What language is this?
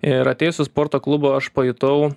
Lithuanian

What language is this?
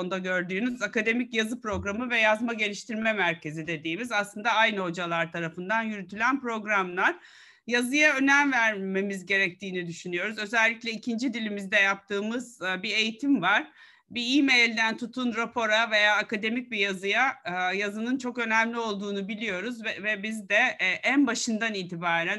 Turkish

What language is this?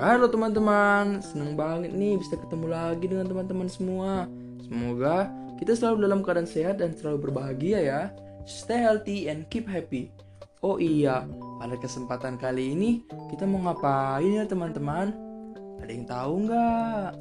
Indonesian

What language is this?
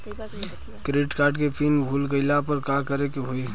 Bhojpuri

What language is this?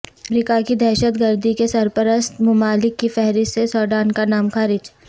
Urdu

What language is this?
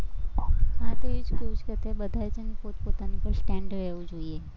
Gujarati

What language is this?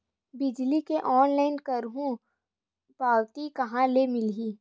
Chhattisgarhi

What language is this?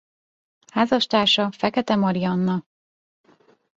Hungarian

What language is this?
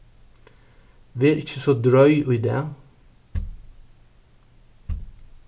Faroese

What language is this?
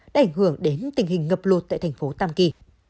Vietnamese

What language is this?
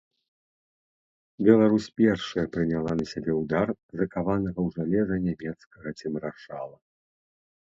Belarusian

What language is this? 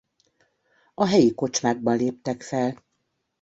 Hungarian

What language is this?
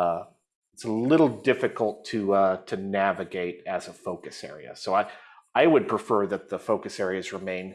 English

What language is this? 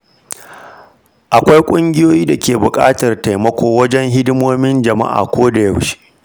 Hausa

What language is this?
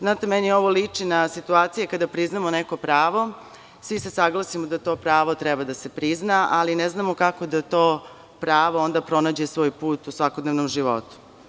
Serbian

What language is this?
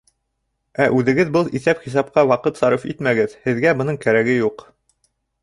Bashkir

